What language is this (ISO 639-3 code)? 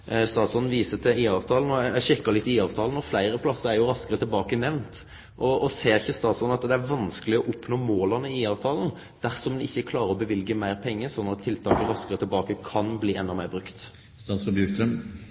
nno